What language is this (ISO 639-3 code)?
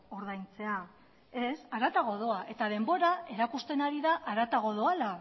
eus